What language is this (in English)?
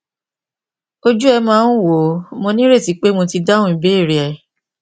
Yoruba